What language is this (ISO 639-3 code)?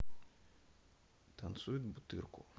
rus